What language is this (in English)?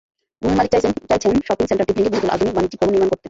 Bangla